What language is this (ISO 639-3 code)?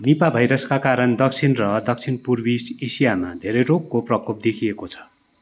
nep